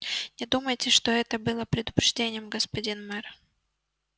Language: Russian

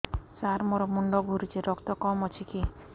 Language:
Odia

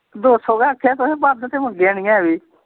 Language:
Dogri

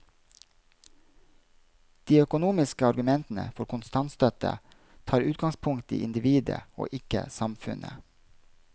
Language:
Norwegian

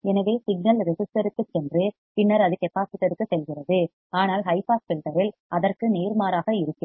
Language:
Tamil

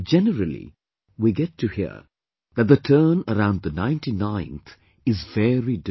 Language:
English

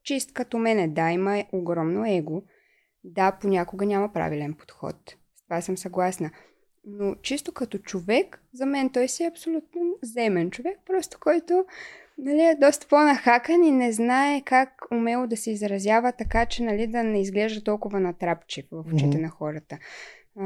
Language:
Bulgarian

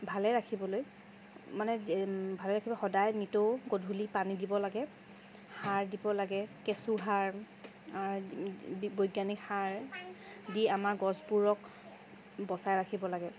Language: Assamese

